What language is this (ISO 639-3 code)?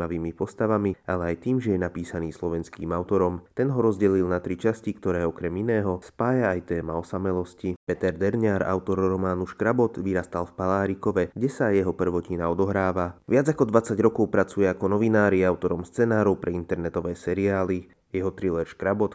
slk